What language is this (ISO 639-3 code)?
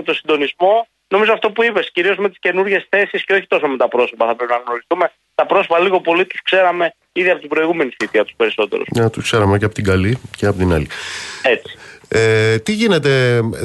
ell